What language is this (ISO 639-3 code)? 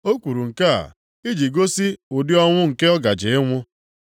ibo